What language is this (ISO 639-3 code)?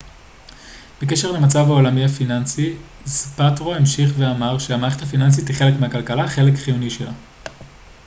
heb